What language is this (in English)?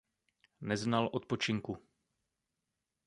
Czech